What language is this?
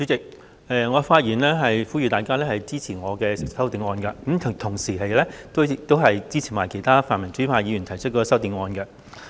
Cantonese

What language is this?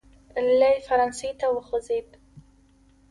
Pashto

